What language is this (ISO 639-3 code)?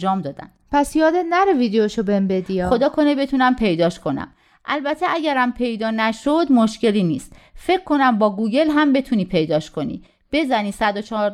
fas